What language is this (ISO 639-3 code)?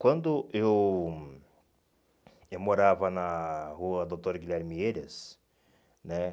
por